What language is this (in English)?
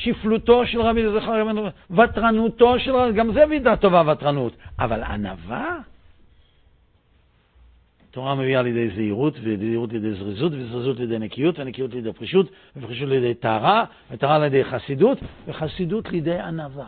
Hebrew